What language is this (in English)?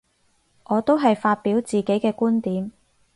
Cantonese